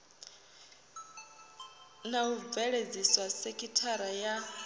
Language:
Venda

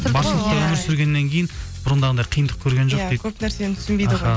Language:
Kazakh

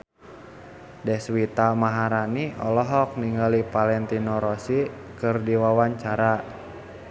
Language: Sundanese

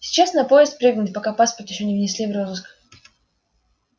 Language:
Russian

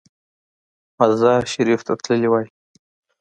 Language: Pashto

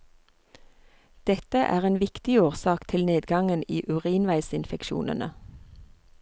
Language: Norwegian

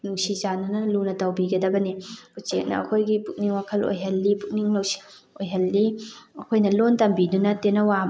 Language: Manipuri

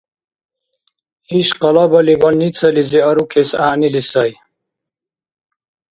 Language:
Dargwa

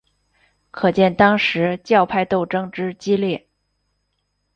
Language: Chinese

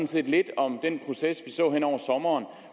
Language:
Danish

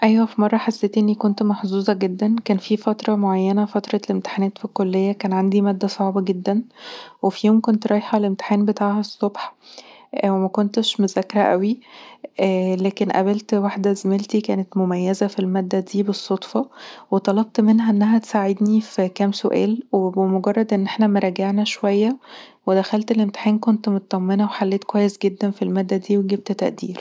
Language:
Egyptian Arabic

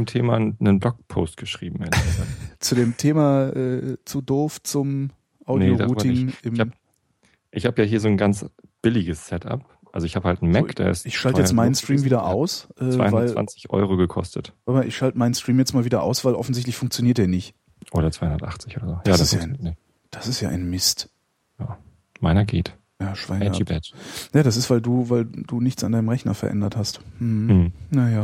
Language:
German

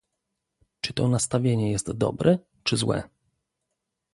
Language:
Polish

